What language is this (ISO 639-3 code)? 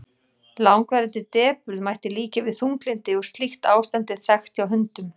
isl